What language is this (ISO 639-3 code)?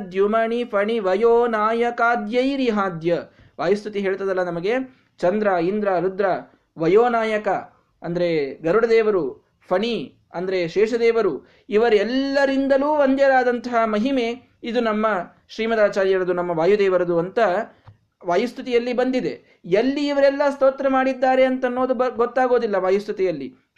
kan